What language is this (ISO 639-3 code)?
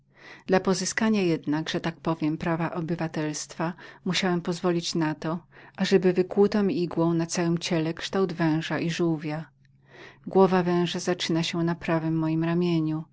pol